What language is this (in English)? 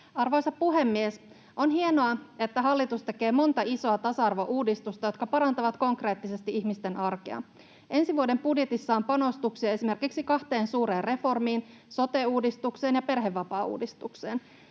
Finnish